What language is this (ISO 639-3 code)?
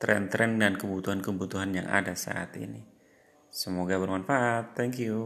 ind